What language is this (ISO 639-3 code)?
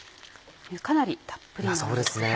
jpn